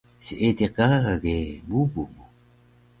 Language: Taroko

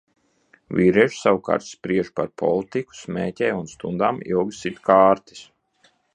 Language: Latvian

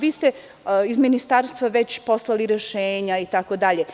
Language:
Serbian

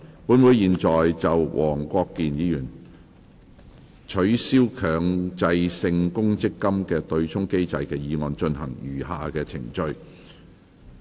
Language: Cantonese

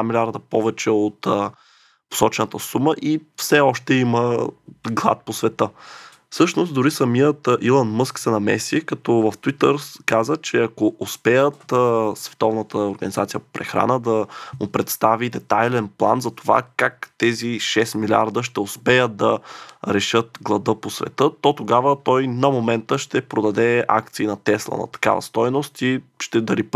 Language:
Bulgarian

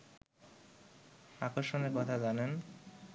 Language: Bangla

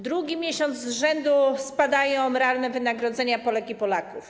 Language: Polish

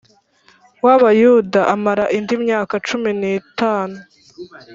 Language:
Kinyarwanda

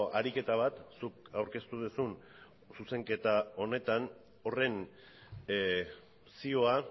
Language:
Basque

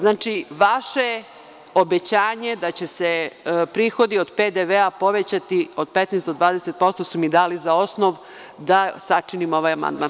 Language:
Serbian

